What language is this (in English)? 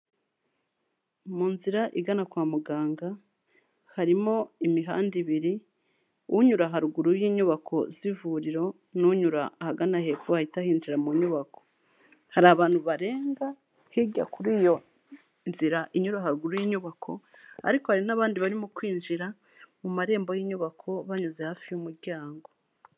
Kinyarwanda